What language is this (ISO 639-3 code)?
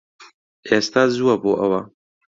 ckb